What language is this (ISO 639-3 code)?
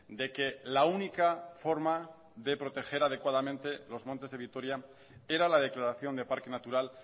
spa